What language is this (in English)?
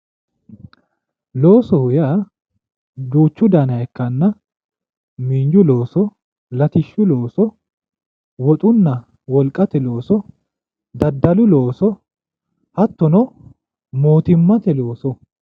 Sidamo